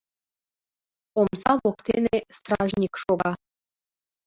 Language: Mari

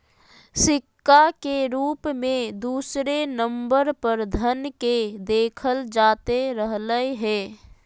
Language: Magahi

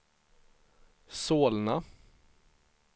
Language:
Swedish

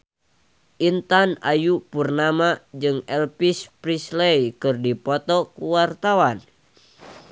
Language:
Sundanese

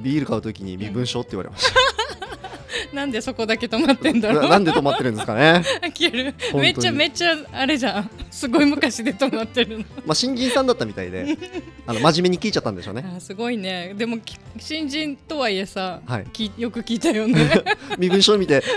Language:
Japanese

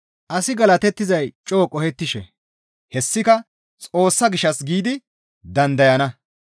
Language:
Gamo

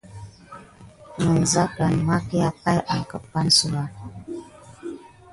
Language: Gidar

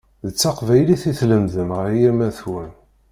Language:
Kabyle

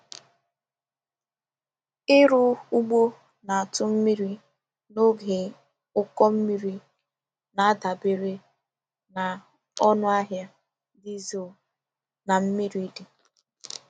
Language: Igbo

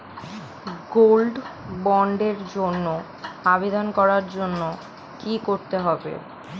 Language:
Bangla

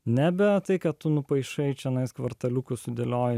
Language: Lithuanian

